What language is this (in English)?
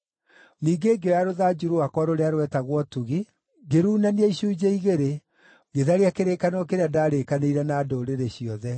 Kikuyu